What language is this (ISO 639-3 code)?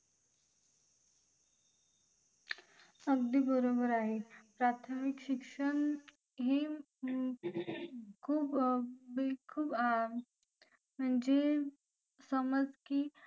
mar